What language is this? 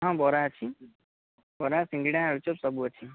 Odia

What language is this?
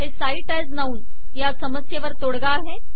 Marathi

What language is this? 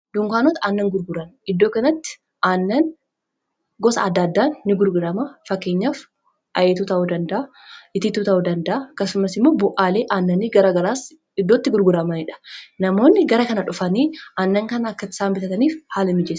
Oromo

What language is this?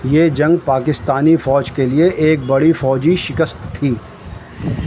Urdu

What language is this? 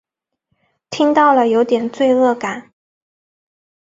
Chinese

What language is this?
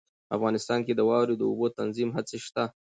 Pashto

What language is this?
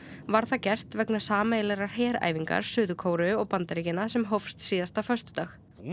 Icelandic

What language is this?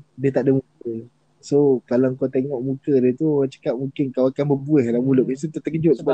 Malay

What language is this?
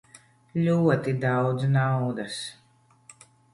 Latvian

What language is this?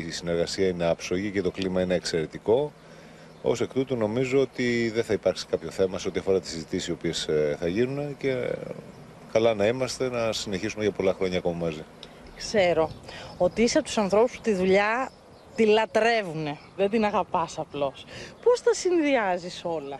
Greek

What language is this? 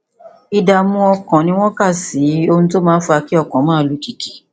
Yoruba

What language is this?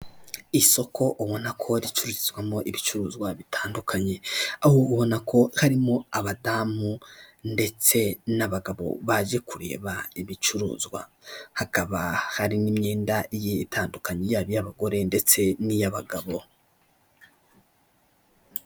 Kinyarwanda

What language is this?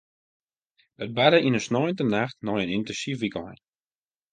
Western Frisian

